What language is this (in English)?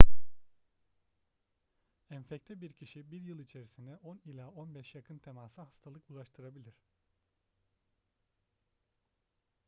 Turkish